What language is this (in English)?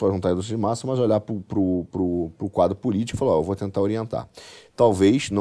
Portuguese